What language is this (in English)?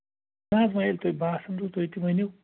Kashmiri